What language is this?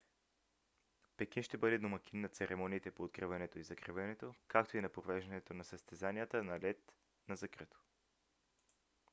Bulgarian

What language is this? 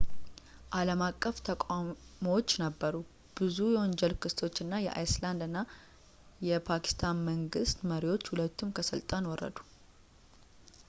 Amharic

